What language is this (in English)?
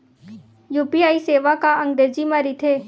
Chhattisgarhi